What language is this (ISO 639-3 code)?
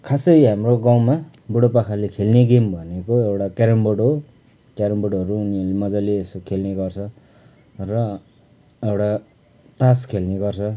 nep